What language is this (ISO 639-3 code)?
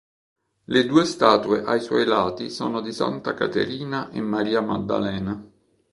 ita